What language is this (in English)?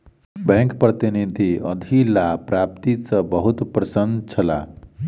Maithili